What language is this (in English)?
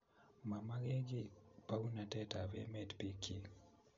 Kalenjin